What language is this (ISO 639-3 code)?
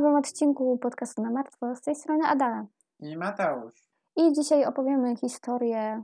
pol